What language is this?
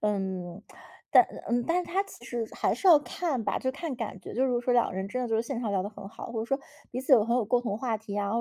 Chinese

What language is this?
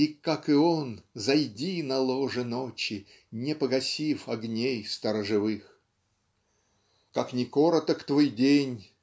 Russian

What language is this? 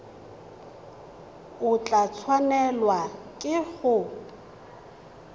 Tswana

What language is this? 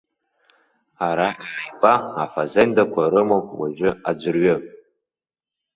Abkhazian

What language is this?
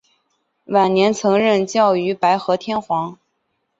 Chinese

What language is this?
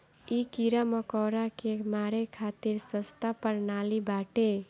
Bhojpuri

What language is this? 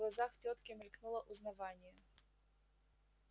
Russian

